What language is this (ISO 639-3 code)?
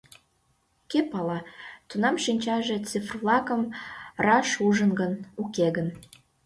chm